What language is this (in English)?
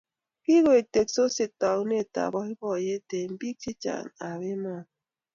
Kalenjin